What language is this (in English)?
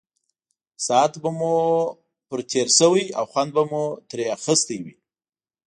Pashto